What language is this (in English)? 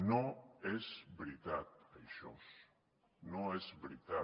Catalan